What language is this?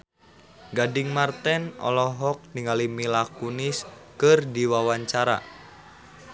Sundanese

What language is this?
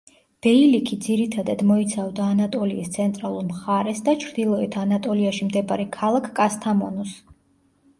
Georgian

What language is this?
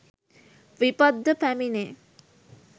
Sinhala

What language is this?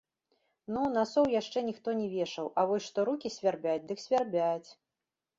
Belarusian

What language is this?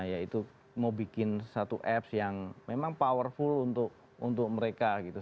Indonesian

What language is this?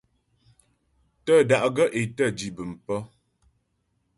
Ghomala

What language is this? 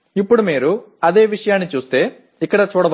Telugu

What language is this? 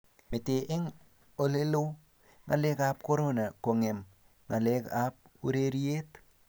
Kalenjin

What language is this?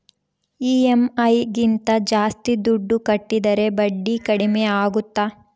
Kannada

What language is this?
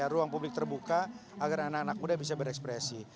Indonesian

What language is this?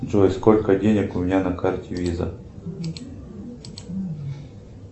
Russian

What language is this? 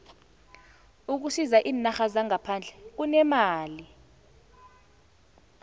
South Ndebele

